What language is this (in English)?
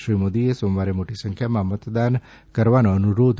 Gujarati